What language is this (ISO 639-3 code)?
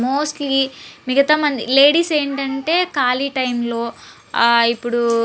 tel